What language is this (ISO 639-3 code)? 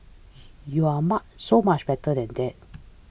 eng